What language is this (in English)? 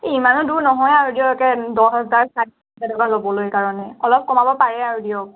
Assamese